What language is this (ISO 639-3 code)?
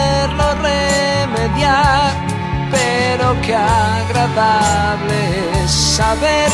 ron